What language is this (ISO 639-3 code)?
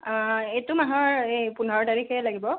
asm